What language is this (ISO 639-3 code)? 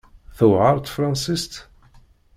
kab